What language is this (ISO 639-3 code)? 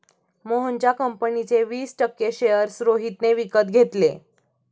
mar